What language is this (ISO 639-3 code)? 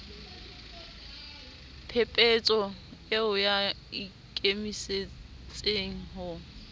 sot